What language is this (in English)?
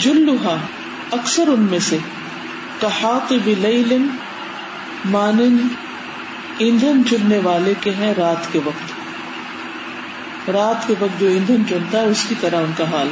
Urdu